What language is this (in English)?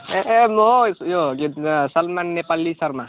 Nepali